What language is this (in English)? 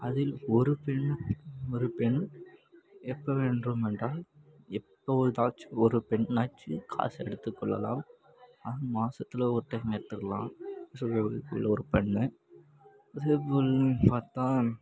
Tamil